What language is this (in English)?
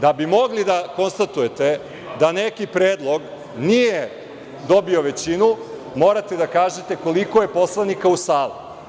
Serbian